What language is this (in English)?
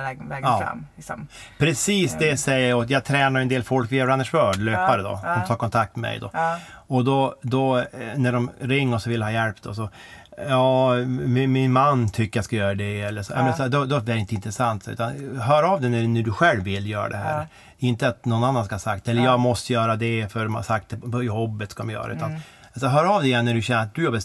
Swedish